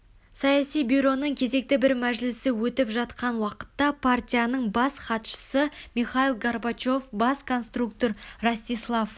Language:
Kazakh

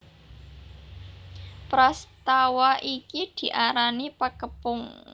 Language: Javanese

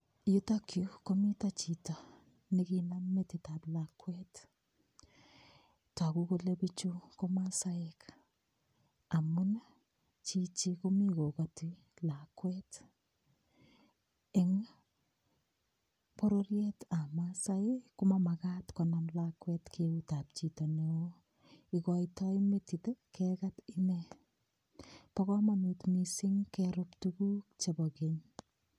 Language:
Kalenjin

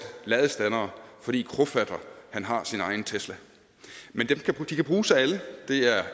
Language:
Danish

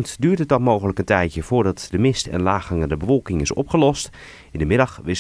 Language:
Dutch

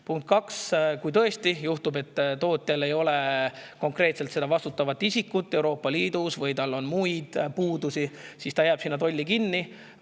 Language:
Estonian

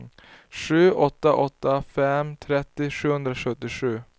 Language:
Swedish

